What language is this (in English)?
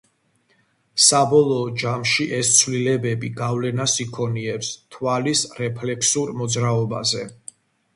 Georgian